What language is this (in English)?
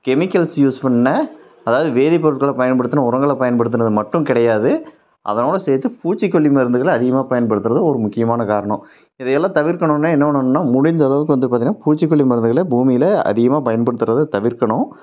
Tamil